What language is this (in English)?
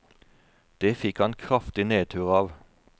Norwegian